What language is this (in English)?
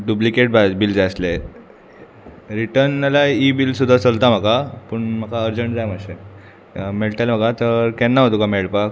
Konkani